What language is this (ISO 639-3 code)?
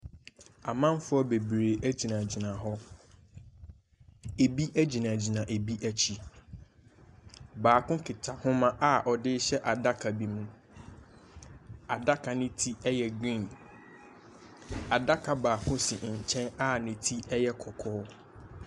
aka